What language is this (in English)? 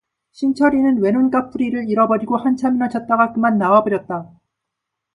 Korean